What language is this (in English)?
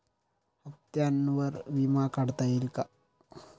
Marathi